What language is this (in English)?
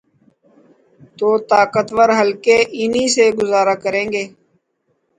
Urdu